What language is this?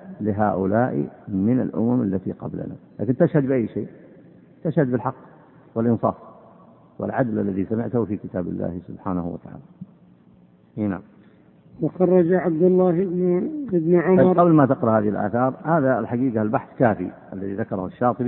Arabic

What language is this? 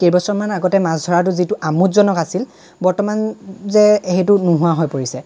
Assamese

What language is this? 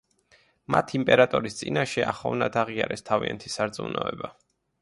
Georgian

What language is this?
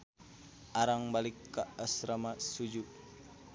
Sundanese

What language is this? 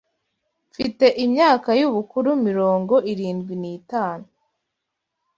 Kinyarwanda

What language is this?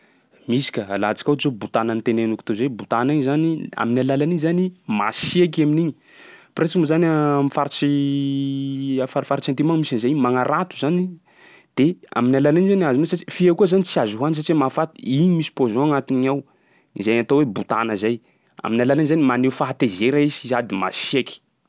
Sakalava Malagasy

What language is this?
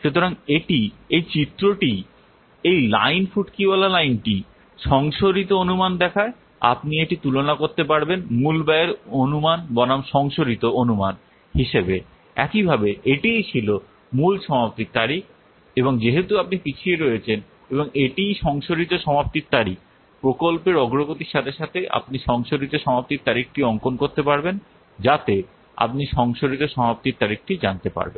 Bangla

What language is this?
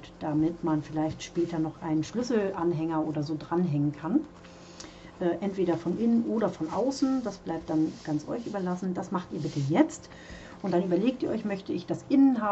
German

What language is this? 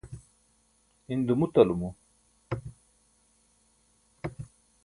Burushaski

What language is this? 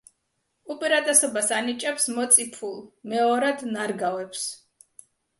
Georgian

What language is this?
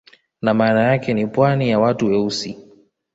Swahili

